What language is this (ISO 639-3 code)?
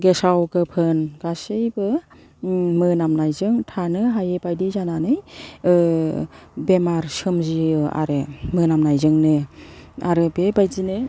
brx